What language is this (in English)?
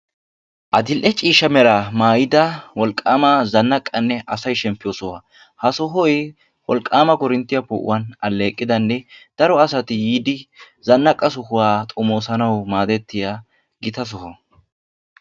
Wolaytta